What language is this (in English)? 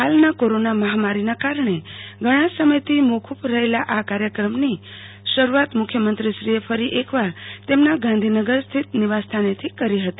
Gujarati